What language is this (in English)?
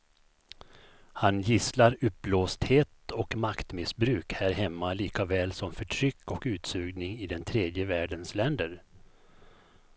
Swedish